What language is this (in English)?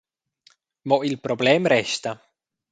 Romansh